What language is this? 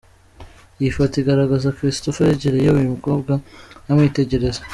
Kinyarwanda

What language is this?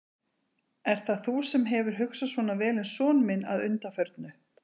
Icelandic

